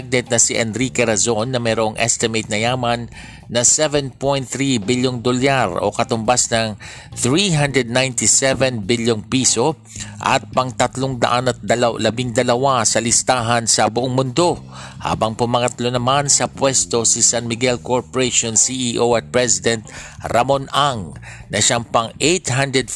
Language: Filipino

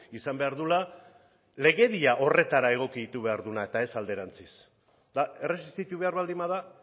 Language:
Basque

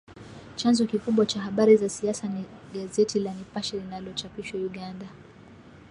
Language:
Swahili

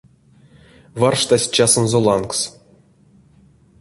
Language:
Erzya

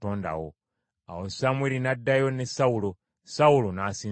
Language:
Ganda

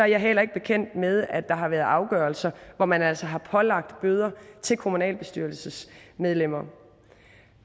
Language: Danish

